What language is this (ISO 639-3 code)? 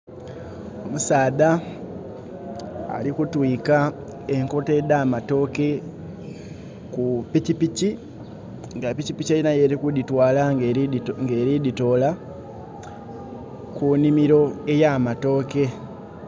xog